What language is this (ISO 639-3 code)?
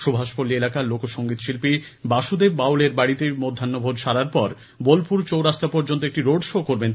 ben